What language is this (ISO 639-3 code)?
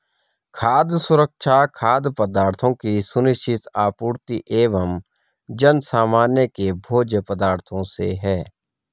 hin